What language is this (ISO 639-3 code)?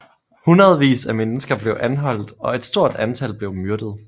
dan